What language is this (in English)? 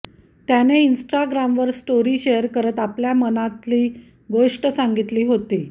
Marathi